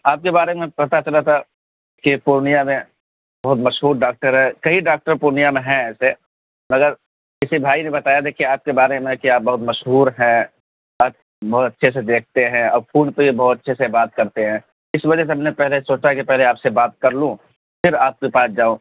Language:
Urdu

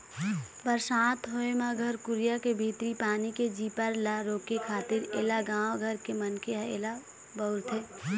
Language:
Chhattisgarhi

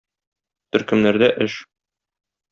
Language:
Tatar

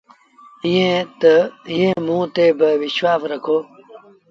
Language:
Sindhi Bhil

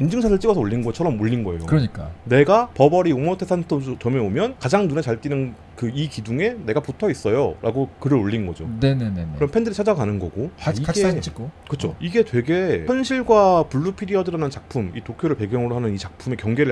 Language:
Korean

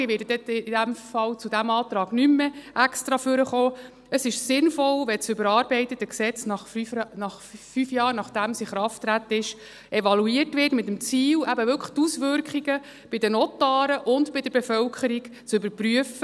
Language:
Swiss German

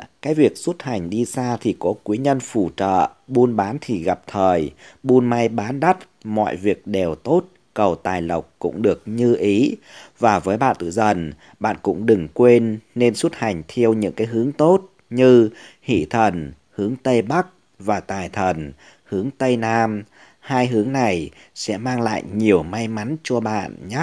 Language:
Vietnamese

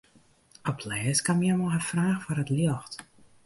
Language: Western Frisian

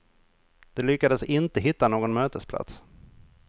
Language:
Swedish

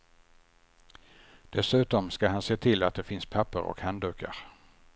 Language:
Swedish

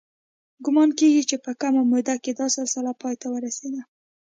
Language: Pashto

